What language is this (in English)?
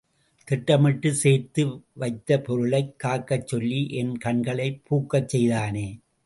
Tamil